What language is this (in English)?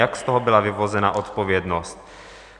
Czech